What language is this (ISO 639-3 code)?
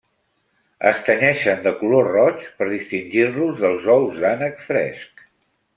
cat